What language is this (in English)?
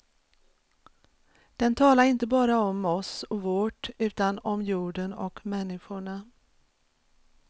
Swedish